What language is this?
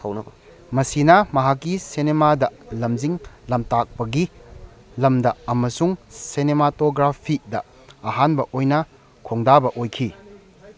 Manipuri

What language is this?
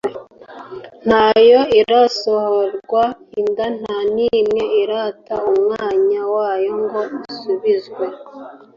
Kinyarwanda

